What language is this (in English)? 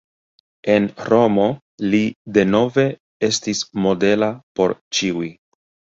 Esperanto